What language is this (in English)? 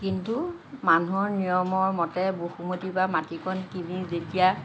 Assamese